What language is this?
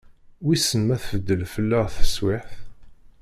Kabyle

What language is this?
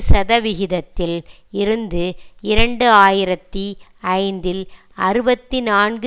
Tamil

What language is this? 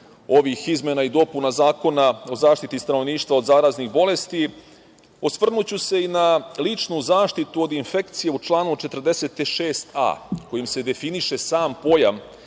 Serbian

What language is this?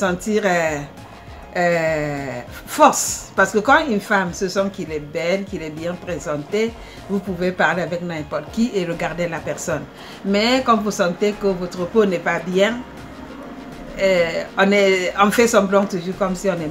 French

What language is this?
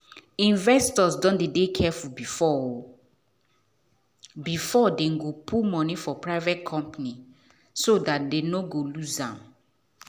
Nigerian Pidgin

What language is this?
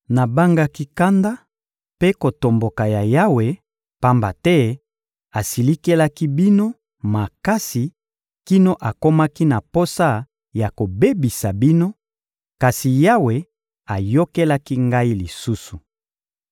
Lingala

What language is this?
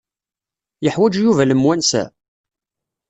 Kabyle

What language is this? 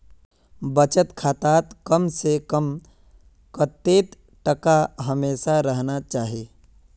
Magahi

